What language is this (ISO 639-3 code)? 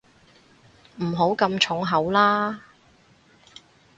yue